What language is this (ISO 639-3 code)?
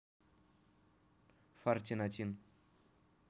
rus